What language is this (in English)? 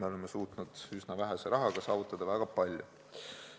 Estonian